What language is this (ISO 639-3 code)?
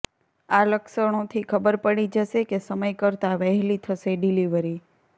guj